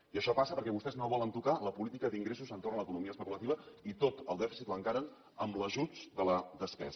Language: Catalan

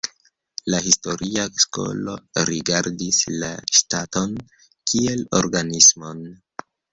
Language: Esperanto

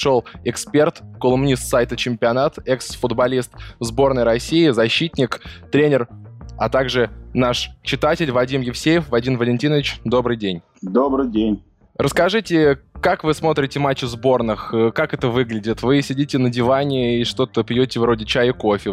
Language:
Russian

